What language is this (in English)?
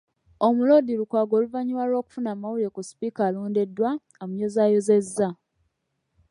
Ganda